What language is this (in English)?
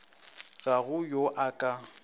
Northern Sotho